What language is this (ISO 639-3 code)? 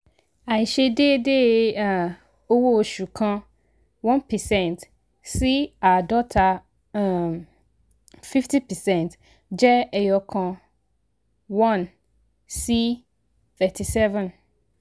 yor